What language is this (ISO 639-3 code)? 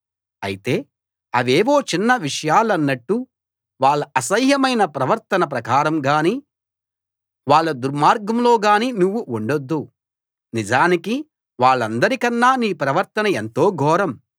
tel